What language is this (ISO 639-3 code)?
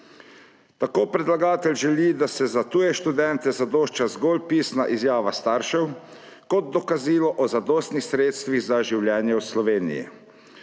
slv